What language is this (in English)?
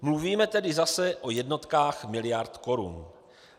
Czech